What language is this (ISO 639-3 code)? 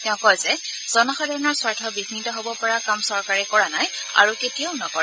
asm